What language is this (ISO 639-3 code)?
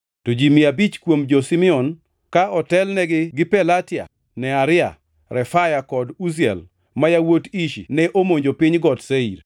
luo